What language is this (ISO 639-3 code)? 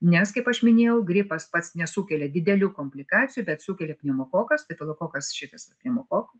lit